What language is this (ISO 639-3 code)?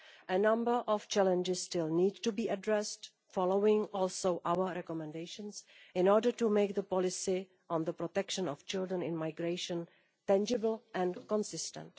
eng